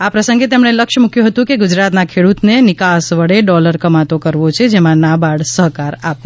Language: Gujarati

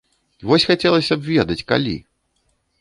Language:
Belarusian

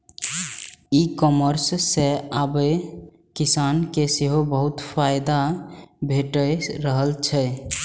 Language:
Maithili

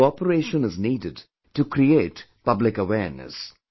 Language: English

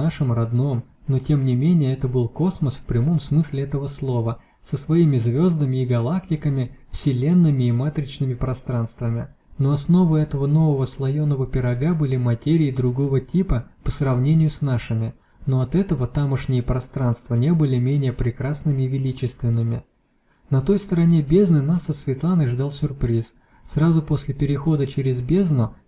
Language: Russian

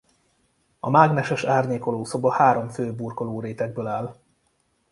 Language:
Hungarian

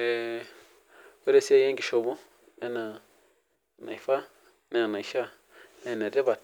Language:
Masai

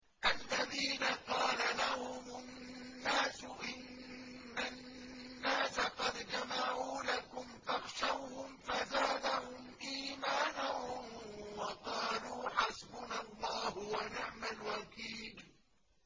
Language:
Arabic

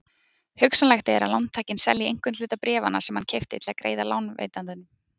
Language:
Icelandic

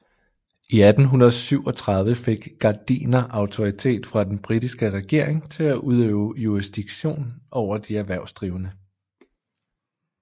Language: Danish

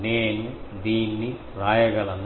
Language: Telugu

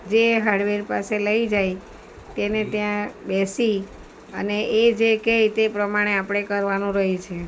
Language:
Gujarati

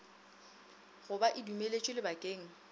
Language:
Northern Sotho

